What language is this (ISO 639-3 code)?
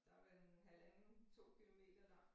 dan